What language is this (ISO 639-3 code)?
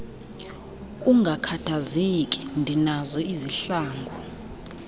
xho